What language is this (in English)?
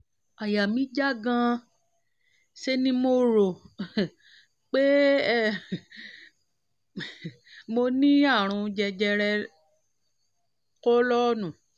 Yoruba